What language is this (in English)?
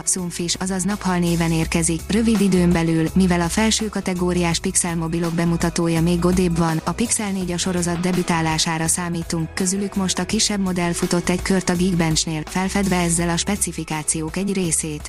Hungarian